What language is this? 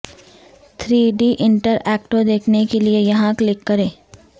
Urdu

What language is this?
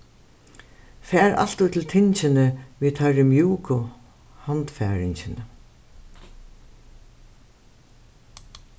Faroese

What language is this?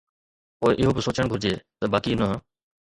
Sindhi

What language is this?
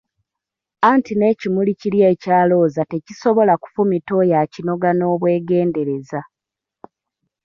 Ganda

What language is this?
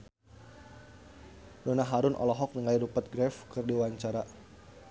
Sundanese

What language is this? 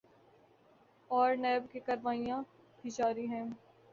Urdu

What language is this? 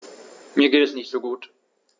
German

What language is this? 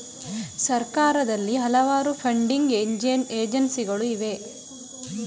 Kannada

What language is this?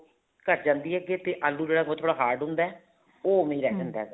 Punjabi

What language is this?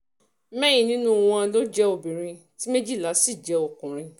Yoruba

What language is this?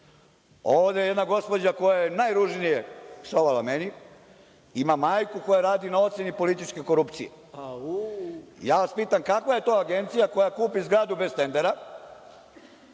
Serbian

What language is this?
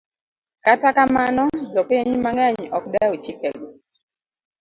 Luo (Kenya and Tanzania)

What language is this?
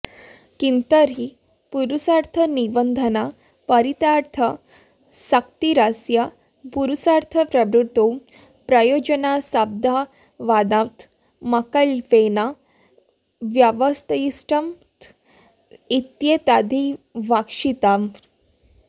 Sanskrit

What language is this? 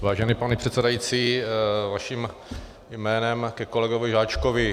Czech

